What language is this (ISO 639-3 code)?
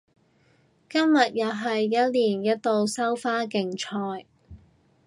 yue